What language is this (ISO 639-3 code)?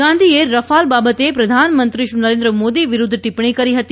guj